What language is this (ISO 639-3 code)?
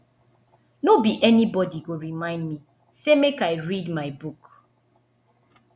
pcm